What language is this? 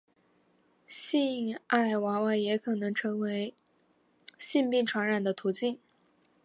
Chinese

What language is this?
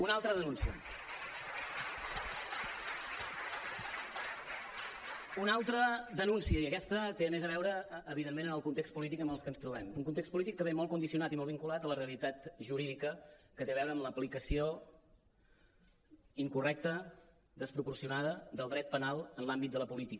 Catalan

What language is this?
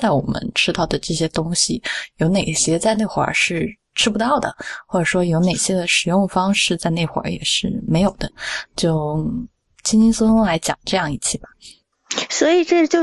Chinese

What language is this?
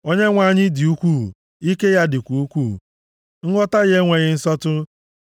Igbo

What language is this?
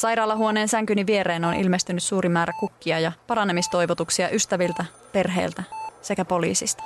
Finnish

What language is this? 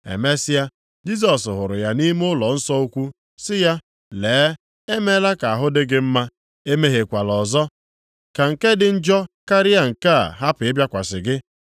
Igbo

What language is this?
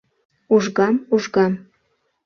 Mari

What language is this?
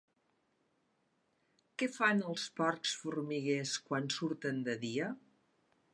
Catalan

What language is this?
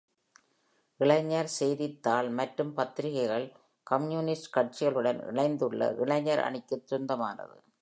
Tamil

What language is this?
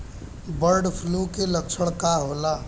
Bhojpuri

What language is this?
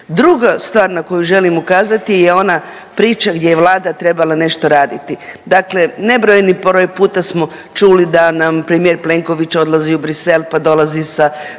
Croatian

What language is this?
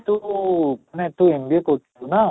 Odia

